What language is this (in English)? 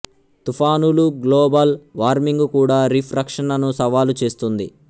Telugu